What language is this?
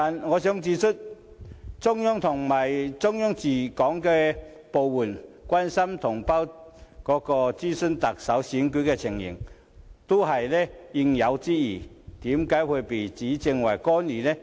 Cantonese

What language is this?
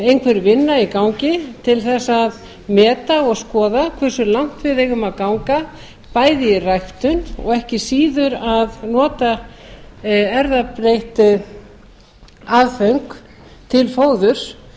Icelandic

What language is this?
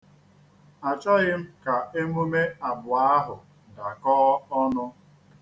Igbo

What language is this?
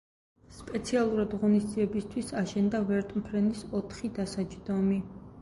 Georgian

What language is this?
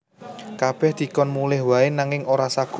Javanese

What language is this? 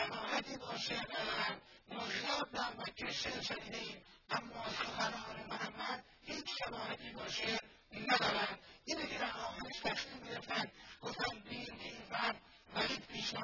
Persian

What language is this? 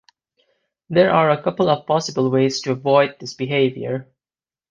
English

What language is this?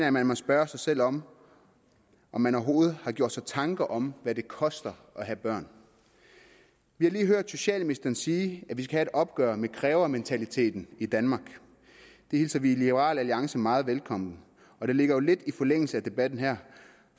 Danish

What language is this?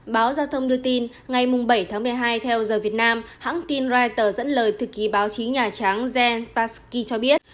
Vietnamese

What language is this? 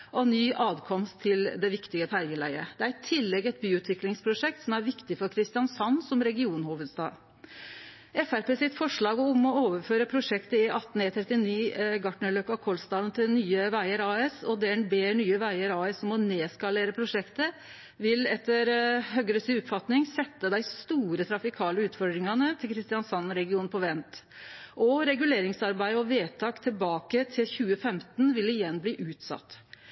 Norwegian Nynorsk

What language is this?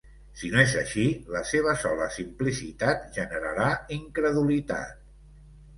Catalan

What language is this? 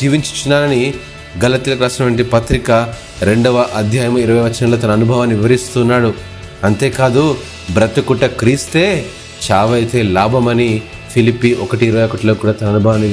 Telugu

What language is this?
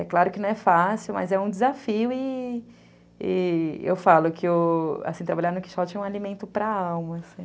Portuguese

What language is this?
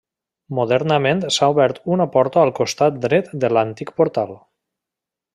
Catalan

